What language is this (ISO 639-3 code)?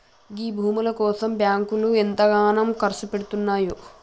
tel